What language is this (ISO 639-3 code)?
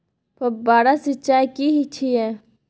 mai